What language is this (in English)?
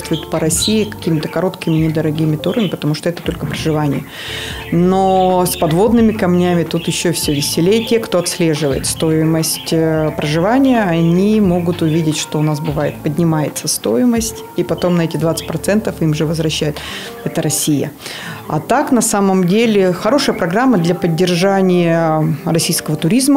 Russian